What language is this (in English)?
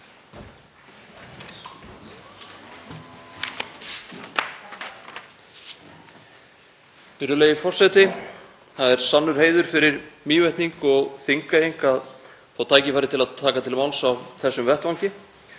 Icelandic